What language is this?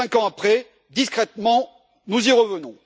French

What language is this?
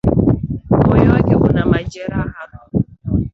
Swahili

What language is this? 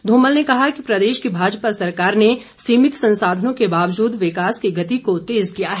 Hindi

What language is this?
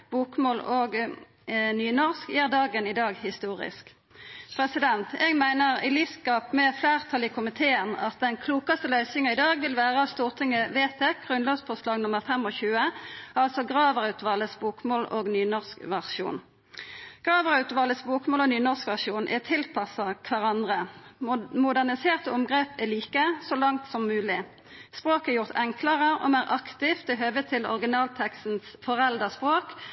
Norwegian Nynorsk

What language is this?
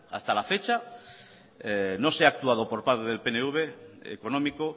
Spanish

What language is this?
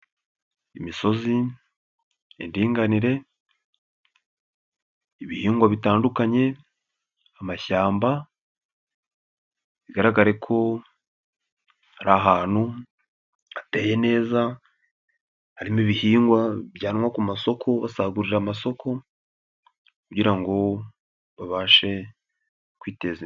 Kinyarwanda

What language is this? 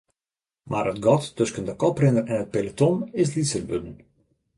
Western Frisian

